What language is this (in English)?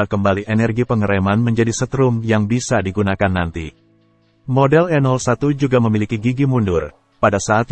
Indonesian